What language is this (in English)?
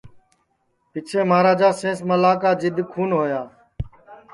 Sansi